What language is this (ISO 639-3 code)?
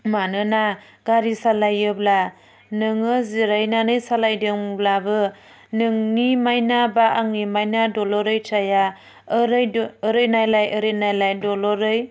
brx